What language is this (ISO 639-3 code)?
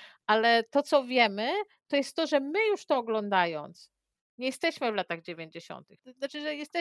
pol